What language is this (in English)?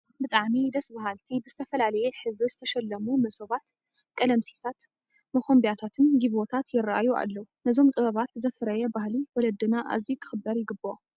Tigrinya